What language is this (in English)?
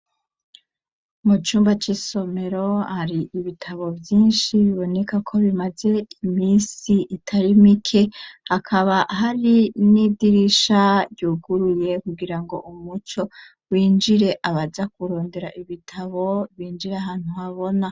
Rundi